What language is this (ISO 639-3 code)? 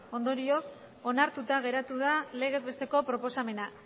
eus